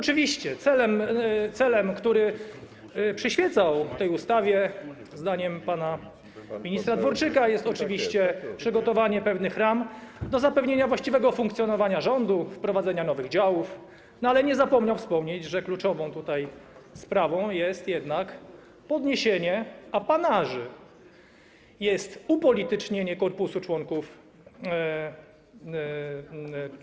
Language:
Polish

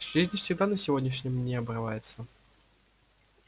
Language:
Russian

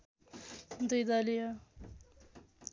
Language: Nepali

